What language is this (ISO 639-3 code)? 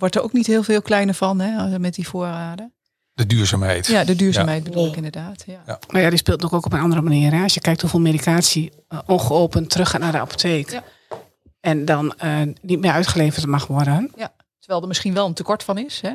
nld